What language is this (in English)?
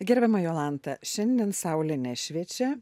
Lithuanian